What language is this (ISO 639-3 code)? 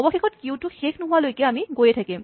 asm